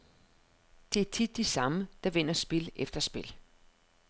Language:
Danish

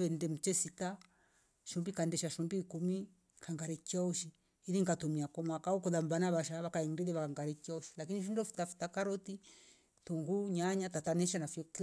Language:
Rombo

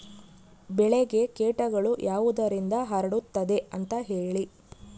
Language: Kannada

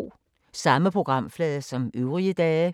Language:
Danish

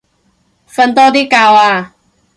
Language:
Cantonese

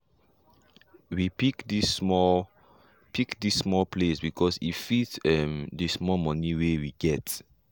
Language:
Nigerian Pidgin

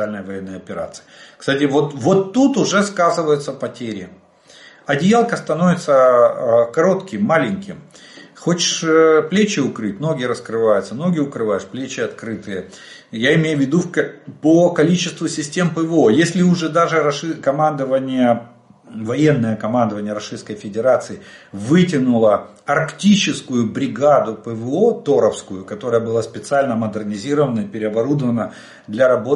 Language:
Russian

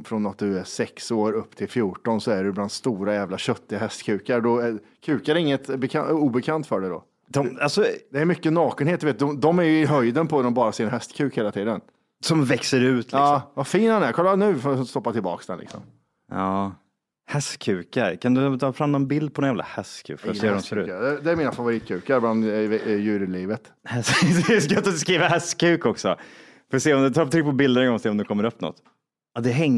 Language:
Swedish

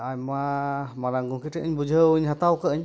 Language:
Santali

